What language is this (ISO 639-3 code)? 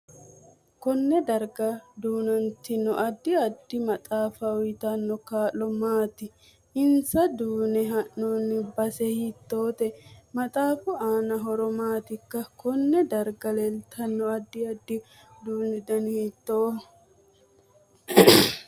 sid